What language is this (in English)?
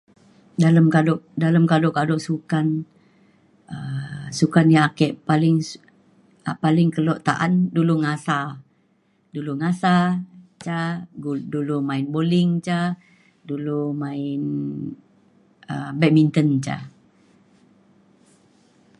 Mainstream Kenyah